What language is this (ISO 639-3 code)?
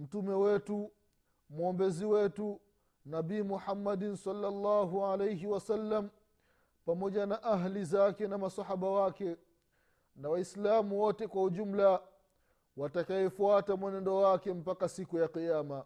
swa